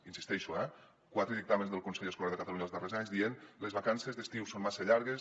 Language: Catalan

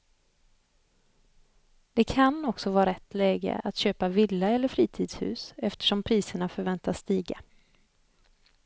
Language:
Swedish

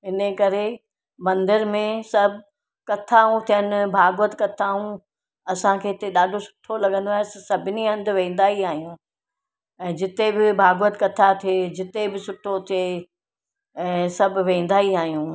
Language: Sindhi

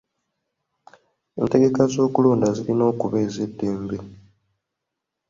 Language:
Ganda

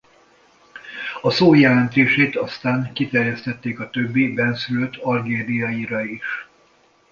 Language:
Hungarian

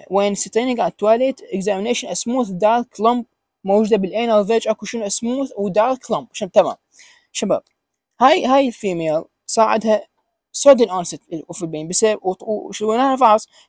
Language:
Arabic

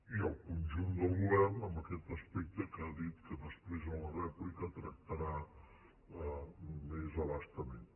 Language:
Catalan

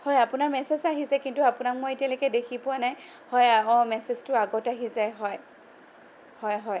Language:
Assamese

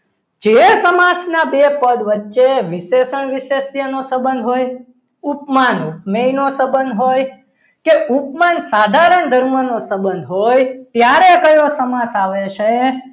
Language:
Gujarati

